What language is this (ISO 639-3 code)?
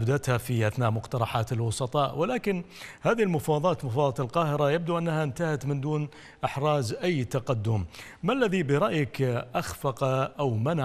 ara